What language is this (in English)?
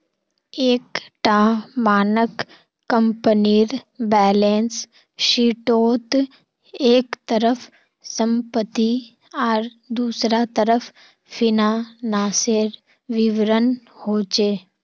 Magahi